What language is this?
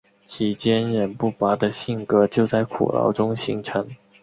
Chinese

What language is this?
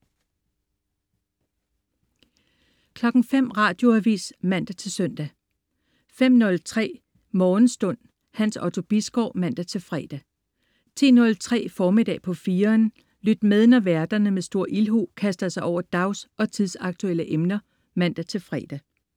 Danish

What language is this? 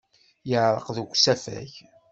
Kabyle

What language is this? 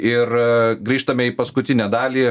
Lithuanian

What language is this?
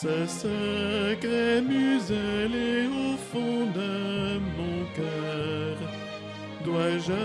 French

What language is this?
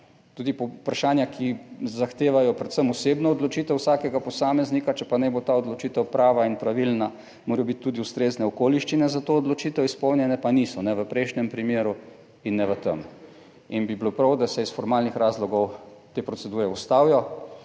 Slovenian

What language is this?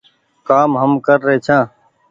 Goaria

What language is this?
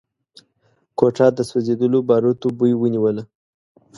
Pashto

